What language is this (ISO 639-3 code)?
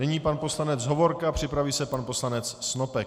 ces